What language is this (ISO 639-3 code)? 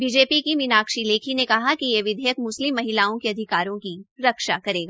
hin